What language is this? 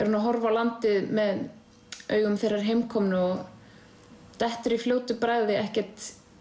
Icelandic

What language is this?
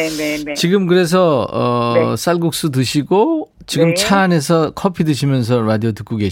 Korean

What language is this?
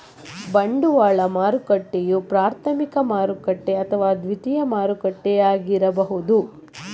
Kannada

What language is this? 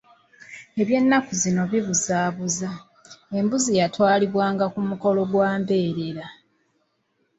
Ganda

